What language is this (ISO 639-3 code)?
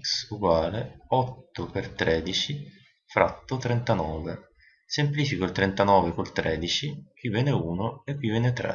ita